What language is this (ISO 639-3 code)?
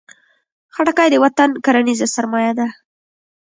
pus